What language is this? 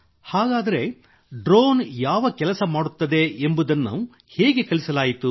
Kannada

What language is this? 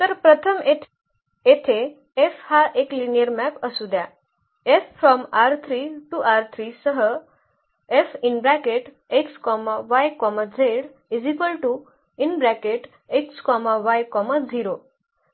Marathi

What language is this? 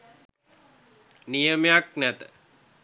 Sinhala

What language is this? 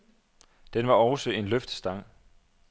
Danish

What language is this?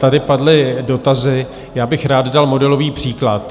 Czech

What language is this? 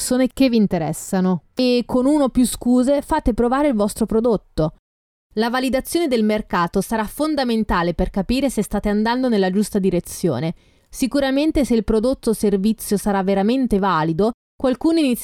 Italian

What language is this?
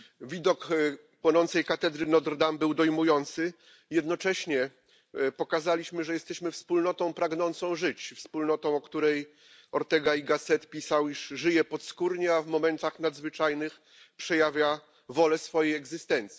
Polish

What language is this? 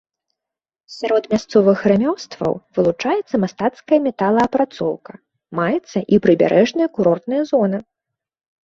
Belarusian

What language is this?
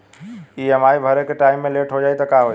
Bhojpuri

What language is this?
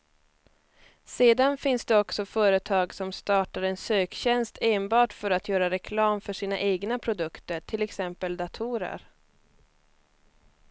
Swedish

